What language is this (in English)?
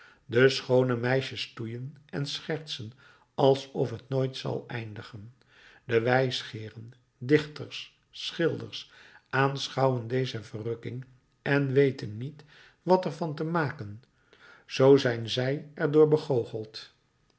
Dutch